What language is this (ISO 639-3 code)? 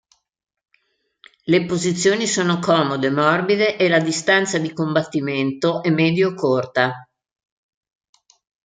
ita